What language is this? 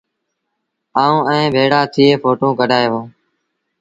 Sindhi Bhil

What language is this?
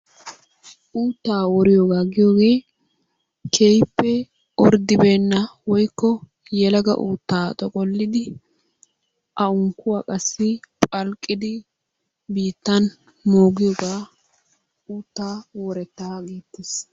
Wolaytta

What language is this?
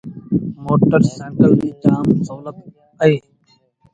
Sindhi Bhil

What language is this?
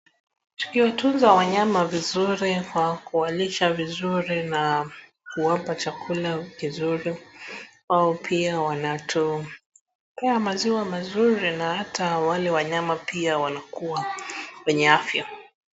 Swahili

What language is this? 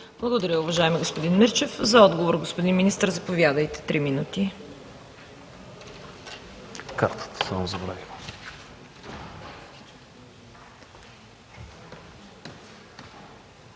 Bulgarian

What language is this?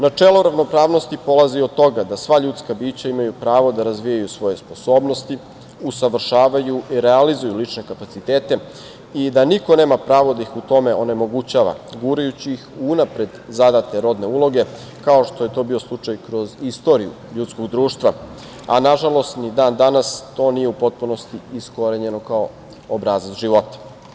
Serbian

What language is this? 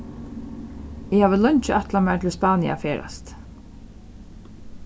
Faroese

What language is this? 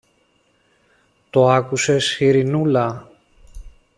Greek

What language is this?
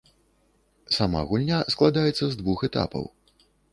Belarusian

